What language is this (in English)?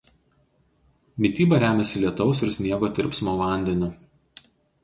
Lithuanian